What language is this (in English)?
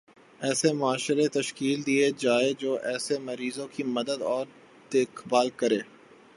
Urdu